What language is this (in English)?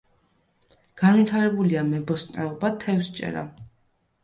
Georgian